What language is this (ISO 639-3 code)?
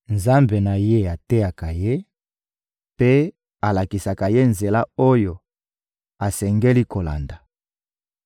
lin